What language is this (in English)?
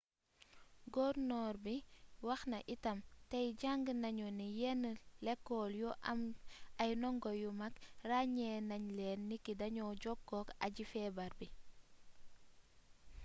Wolof